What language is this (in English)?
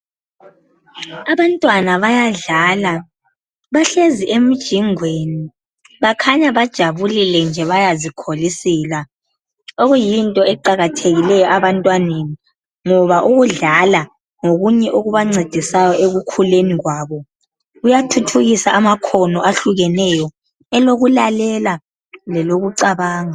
North Ndebele